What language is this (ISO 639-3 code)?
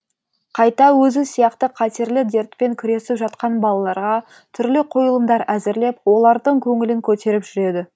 kaz